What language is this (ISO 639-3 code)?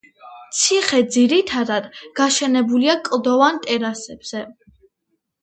kat